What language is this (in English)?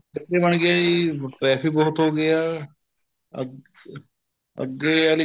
Punjabi